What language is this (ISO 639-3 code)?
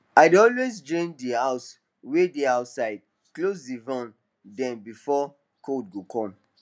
pcm